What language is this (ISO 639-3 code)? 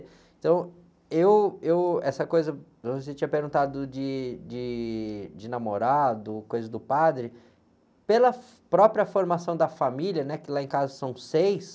por